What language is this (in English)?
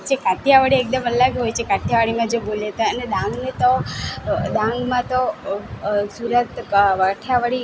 Gujarati